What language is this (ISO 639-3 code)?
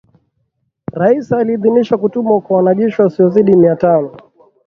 swa